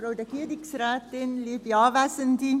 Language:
Swiss German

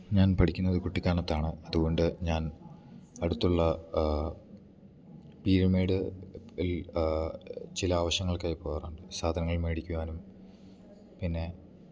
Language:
Malayalam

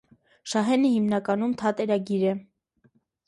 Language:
Armenian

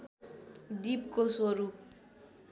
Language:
Nepali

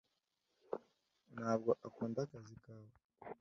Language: Kinyarwanda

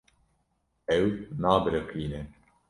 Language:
Kurdish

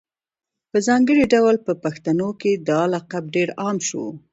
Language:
Pashto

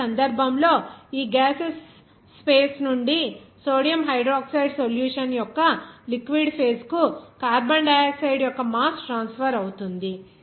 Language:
Telugu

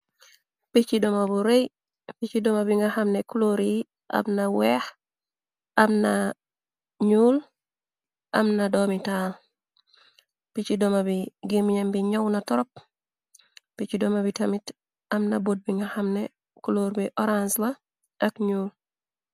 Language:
Wolof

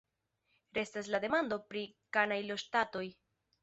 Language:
Esperanto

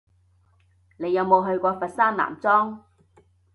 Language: Cantonese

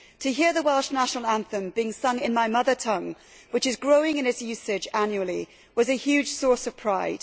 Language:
English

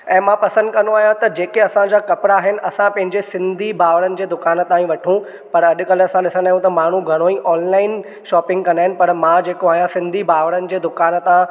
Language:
Sindhi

